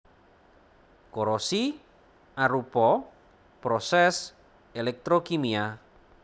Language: Javanese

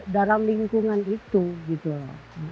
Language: Indonesian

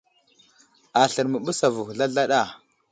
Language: Wuzlam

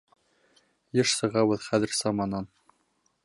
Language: Bashkir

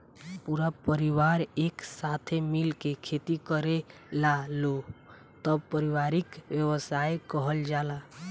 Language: Bhojpuri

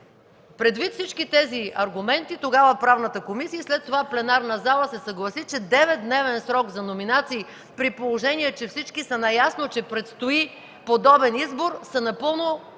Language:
Bulgarian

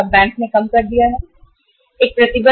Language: Hindi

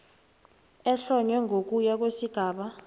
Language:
South Ndebele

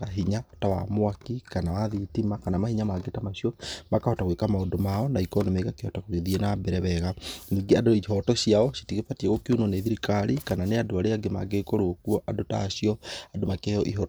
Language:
Kikuyu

